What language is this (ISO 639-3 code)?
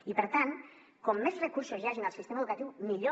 cat